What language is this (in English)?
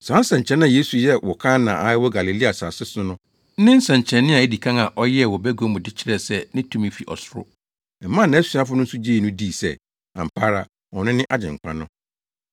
Akan